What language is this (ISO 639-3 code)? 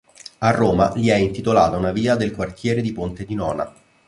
ita